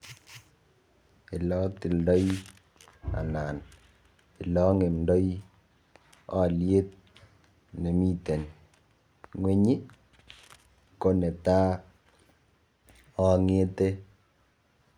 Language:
Kalenjin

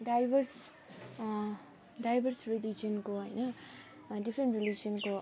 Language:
Nepali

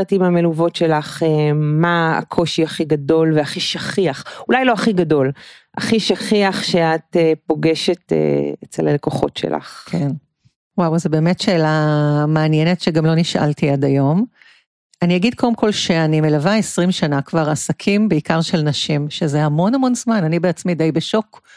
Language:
Hebrew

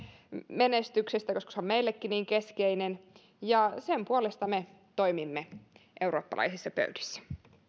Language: Finnish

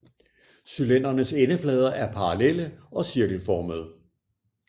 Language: Danish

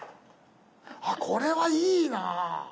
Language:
Japanese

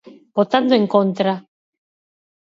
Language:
Galician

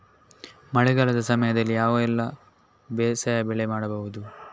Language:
Kannada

